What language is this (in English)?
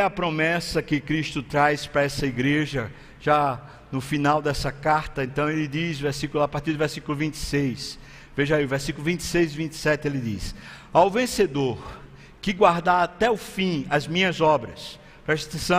Portuguese